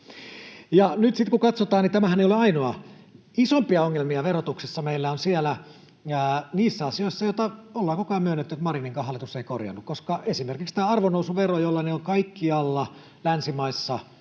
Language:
Finnish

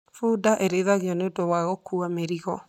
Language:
Kikuyu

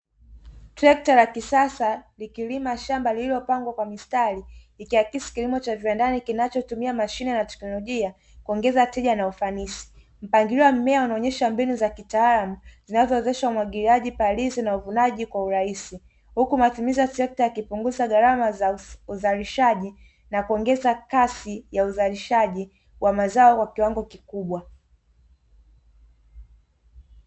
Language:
Swahili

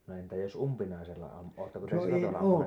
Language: Finnish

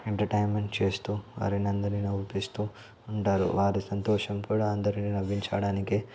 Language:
Telugu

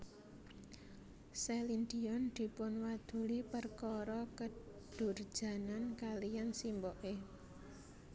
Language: Javanese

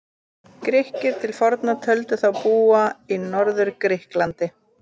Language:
Icelandic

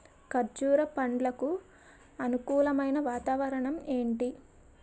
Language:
Telugu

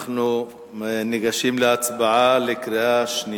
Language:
Hebrew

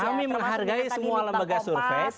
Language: Indonesian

